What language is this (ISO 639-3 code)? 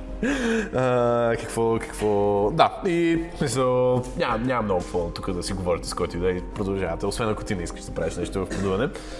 bul